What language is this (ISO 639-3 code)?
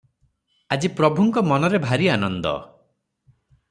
ori